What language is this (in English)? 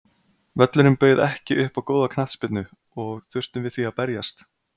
Icelandic